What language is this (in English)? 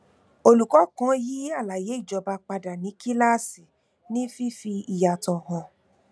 Yoruba